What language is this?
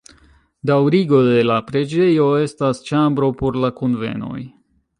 Esperanto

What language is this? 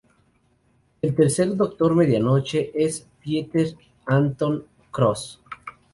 Spanish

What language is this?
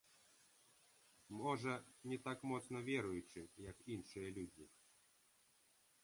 Belarusian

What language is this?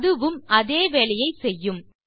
Tamil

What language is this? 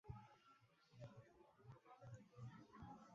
Marathi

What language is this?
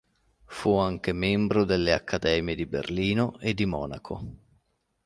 Italian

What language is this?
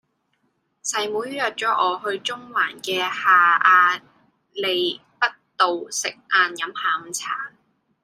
Cantonese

